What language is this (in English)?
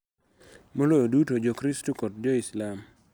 Luo (Kenya and Tanzania)